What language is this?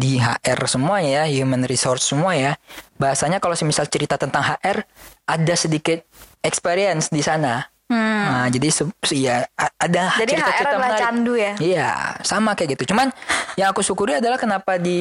Indonesian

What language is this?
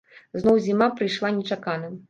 Belarusian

